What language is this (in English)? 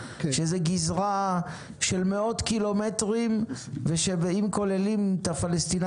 Hebrew